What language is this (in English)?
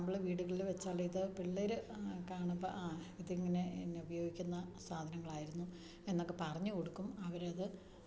Malayalam